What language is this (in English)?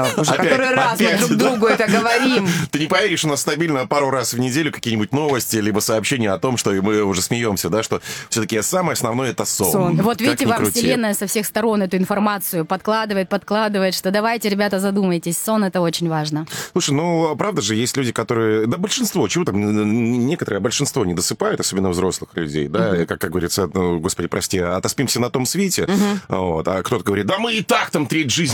Russian